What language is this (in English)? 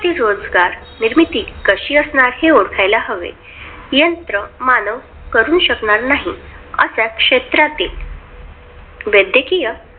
Marathi